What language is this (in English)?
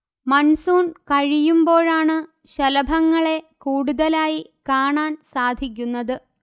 Malayalam